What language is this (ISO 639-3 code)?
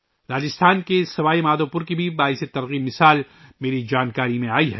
urd